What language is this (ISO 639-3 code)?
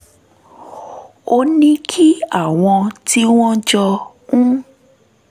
yor